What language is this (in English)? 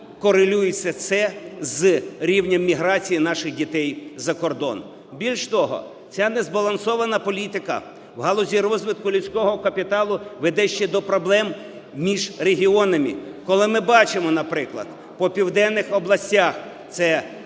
Ukrainian